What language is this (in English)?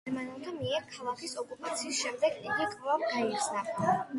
Georgian